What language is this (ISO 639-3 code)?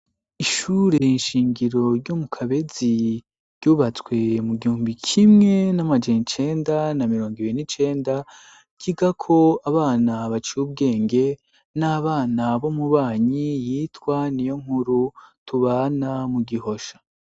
run